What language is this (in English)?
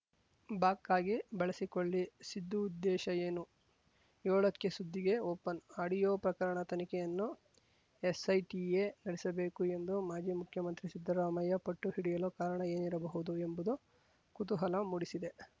Kannada